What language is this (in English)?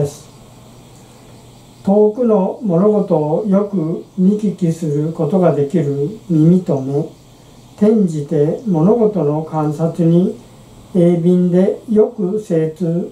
Japanese